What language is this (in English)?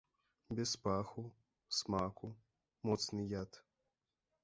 Belarusian